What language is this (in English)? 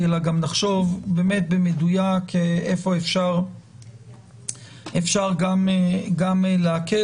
Hebrew